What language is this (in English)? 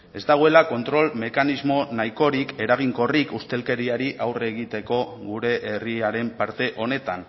Basque